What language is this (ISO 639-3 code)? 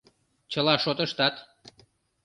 chm